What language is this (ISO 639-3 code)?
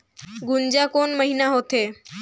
hne